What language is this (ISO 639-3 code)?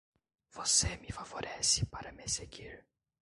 por